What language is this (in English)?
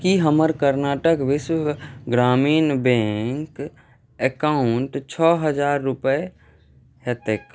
Maithili